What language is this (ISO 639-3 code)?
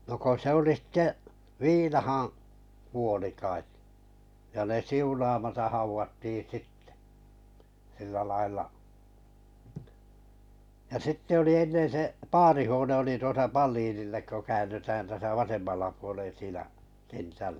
fin